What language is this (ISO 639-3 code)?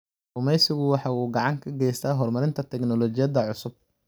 som